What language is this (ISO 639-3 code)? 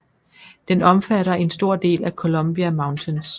dan